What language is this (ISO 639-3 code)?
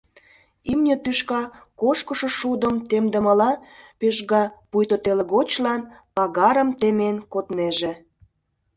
chm